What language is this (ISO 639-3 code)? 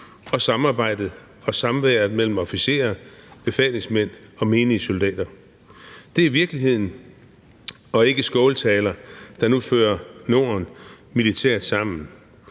dan